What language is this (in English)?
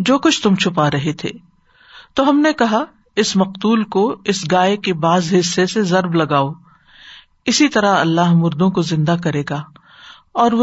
Urdu